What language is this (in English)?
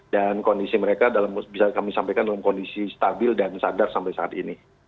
Indonesian